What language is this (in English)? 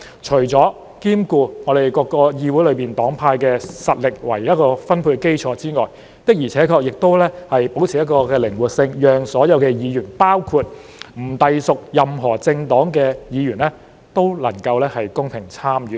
Cantonese